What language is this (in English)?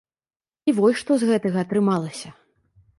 Belarusian